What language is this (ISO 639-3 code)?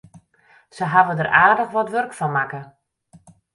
fry